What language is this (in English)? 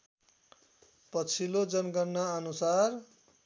Nepali